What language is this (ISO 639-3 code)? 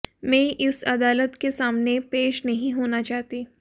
hin